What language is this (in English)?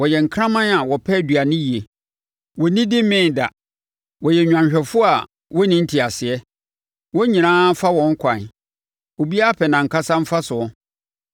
Akan